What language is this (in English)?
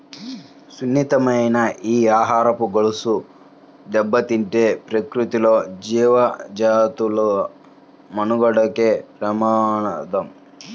Telugu